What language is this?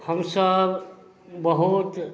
Maithili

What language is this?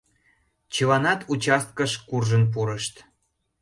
Mari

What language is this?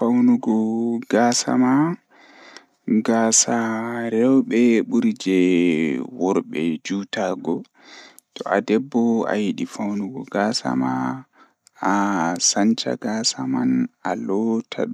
Fula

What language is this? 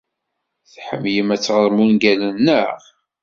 Kabyle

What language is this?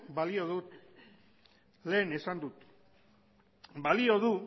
Basque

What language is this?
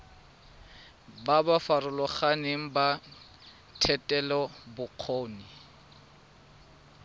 Tswana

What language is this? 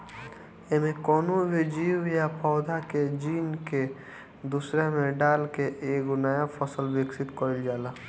Bhojpuri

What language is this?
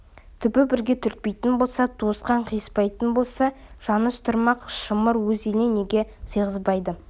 Kazakh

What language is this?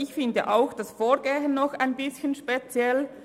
Swiss German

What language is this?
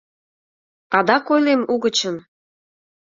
Mari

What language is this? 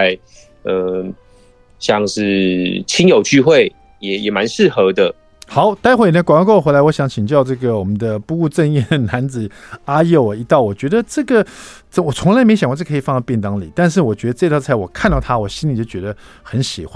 Chinese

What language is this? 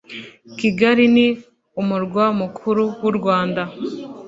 Kinyarwanda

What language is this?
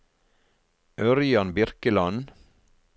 Norwegian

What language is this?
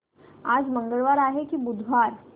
Marathi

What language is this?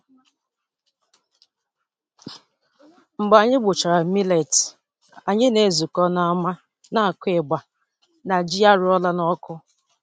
Igbo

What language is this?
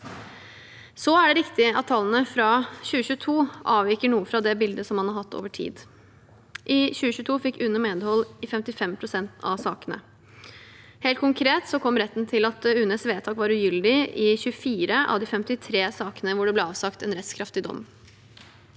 Norwegian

